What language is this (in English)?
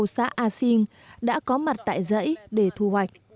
Vietnamese